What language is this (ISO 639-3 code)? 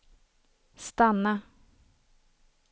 swe